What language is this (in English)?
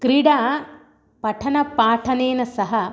Sanskrit